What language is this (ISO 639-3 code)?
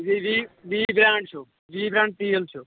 kas